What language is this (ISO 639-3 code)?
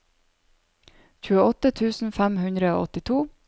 nor